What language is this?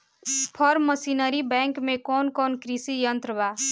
Bhojpuri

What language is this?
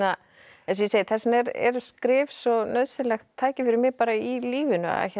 Icelandic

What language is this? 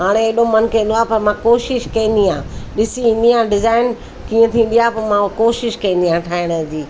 Sindhi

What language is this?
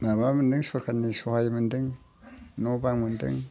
Bodo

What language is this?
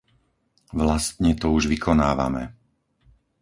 Slovak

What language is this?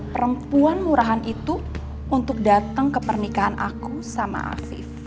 Indonesian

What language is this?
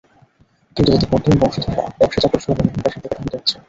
Bangla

